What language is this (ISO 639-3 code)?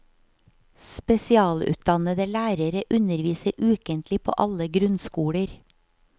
nor